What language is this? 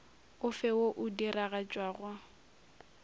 Northern Sotho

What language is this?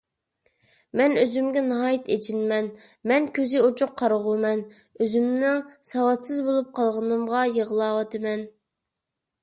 Uyghur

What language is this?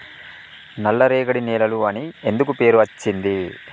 Telugu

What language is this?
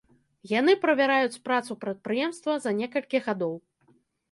Belarusian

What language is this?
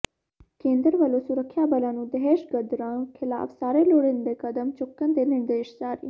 Punjabi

